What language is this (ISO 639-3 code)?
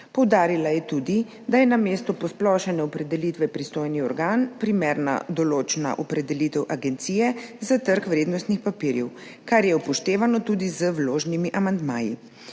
slv